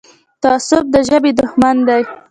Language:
Pashto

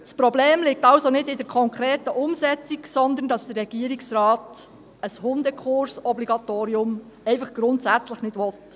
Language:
Swiss German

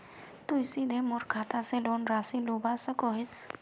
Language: Magahi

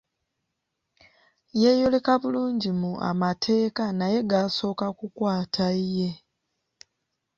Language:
Ganda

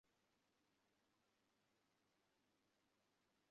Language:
Bangla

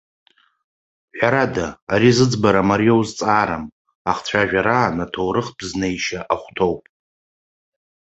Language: Abkhazian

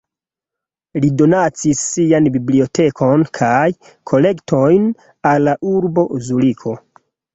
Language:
Esperanto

